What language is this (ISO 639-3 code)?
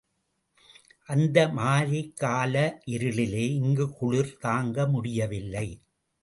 tam